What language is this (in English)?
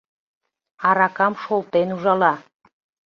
Mari